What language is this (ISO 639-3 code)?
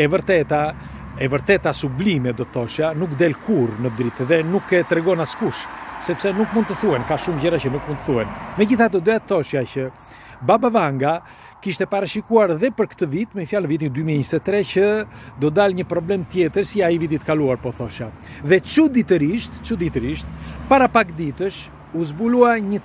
ron